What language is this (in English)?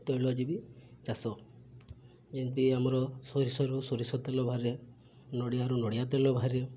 Odia